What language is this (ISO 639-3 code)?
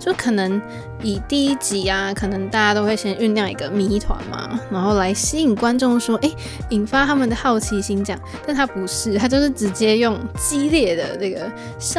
zho